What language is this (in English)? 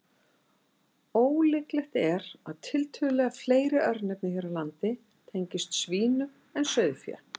Icelandic